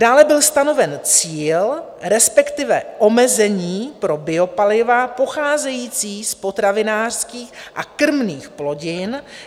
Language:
Czech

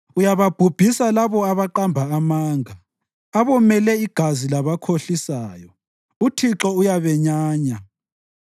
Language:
North Ndebele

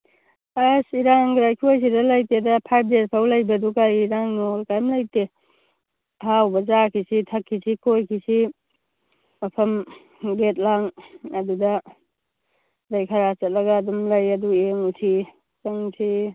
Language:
Manipuri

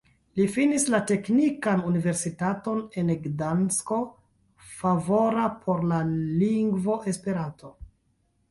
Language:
Esperanto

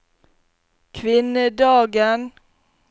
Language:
Norwegian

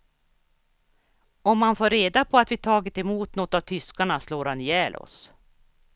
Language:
Swedish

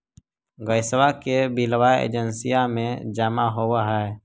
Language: Magahi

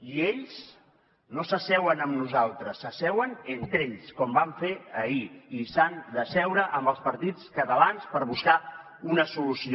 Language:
Catalan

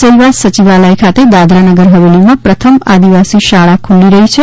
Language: Gujarati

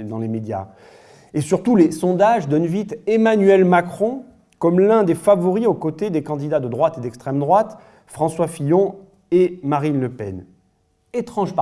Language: French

